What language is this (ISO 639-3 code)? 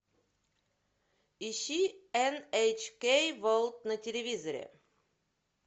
rus